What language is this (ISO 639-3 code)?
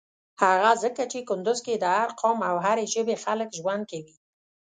pus